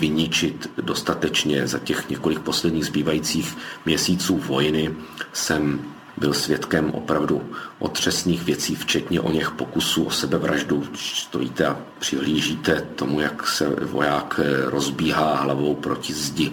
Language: Czech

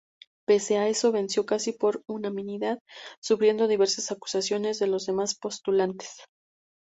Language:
Spanish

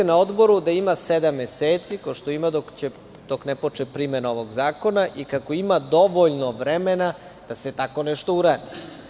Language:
Serbian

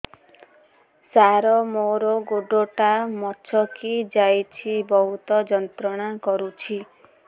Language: Odia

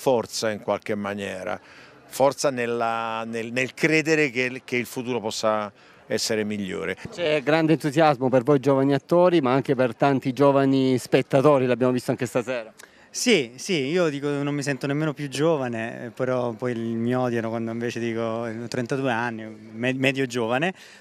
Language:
Italian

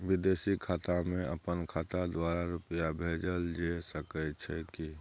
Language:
Maithili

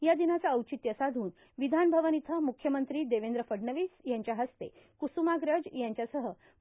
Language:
Marathi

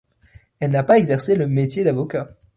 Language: French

